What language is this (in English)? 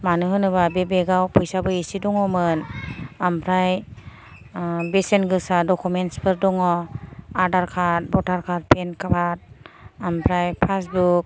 Bodo